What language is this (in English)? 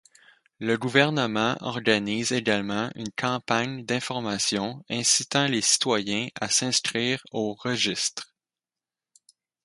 French